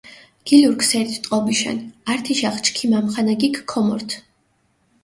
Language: Mingrelian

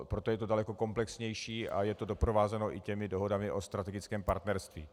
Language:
Czech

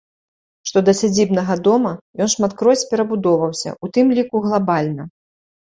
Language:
Belarusian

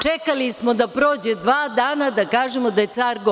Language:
Serbian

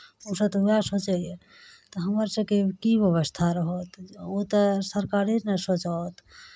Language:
Maithili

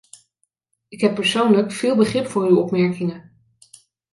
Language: Dutch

